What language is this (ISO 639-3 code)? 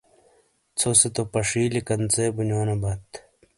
scl